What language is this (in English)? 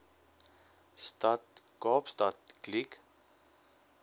Afrikaans